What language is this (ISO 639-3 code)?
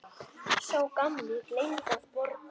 isl